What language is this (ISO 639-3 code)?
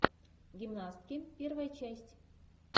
rus